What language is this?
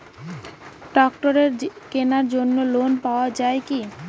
Bangla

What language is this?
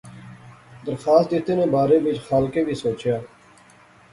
Pahari-Potwari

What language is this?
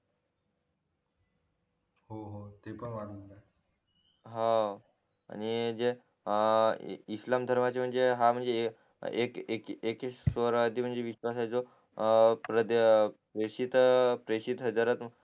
Marathi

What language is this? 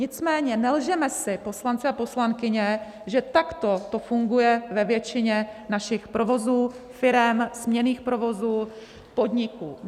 Czech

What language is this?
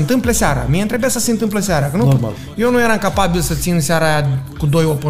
Romanian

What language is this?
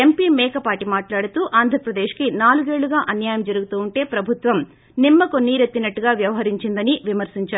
Telugu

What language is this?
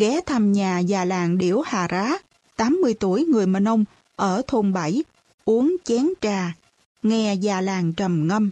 Vietnamese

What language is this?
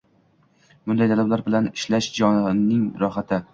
Uzbek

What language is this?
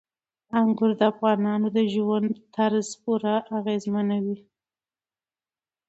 Pashto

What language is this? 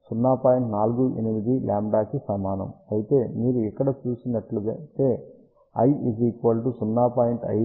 Telugu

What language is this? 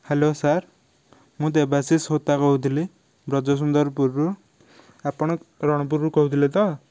Odia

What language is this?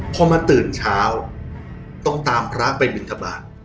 Thai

